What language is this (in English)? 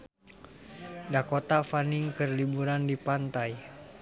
Sundanese